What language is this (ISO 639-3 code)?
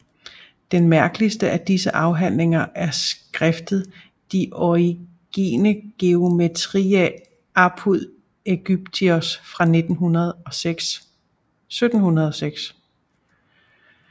dan